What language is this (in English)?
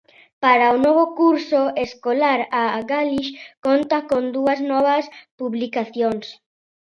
Galician